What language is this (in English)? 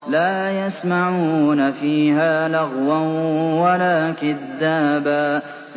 Arabic